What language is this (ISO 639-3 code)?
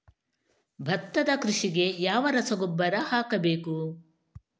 kan